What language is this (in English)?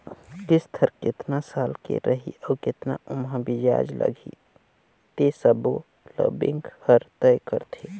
Chhattisgarhi